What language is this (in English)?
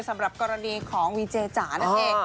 Thai